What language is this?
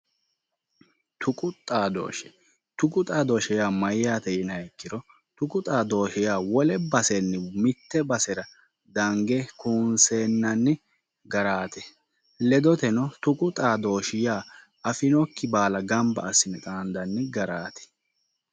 Sidamo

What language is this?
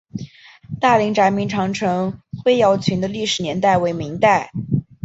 Chinese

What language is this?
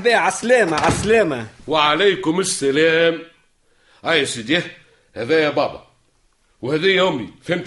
Arabic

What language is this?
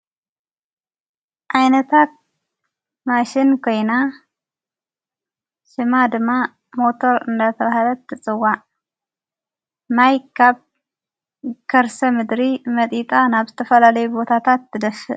Tigrinya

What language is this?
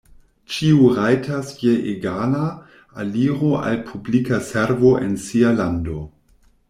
Esperanto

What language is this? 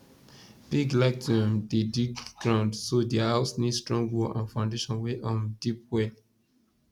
Nigerian Pidgin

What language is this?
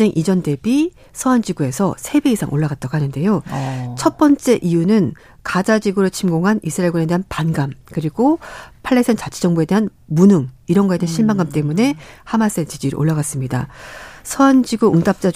Korean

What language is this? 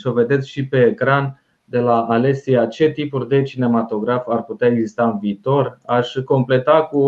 Romanian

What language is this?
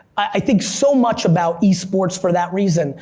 English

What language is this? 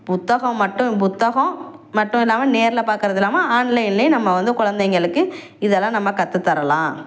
Tamil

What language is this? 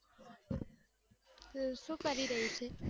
Gujarati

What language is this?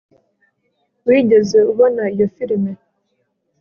Kinyarwanda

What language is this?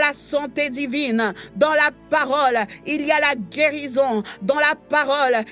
French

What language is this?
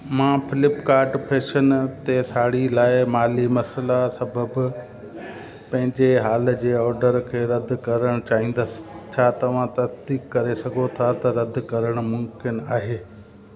Sindhi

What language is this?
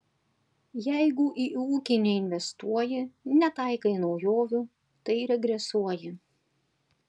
Lithuanian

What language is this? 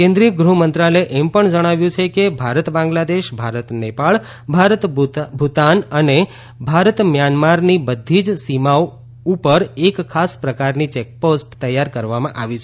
Gujarati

